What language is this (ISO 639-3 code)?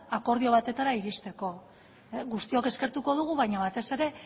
eus